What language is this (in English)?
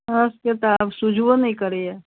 Maithili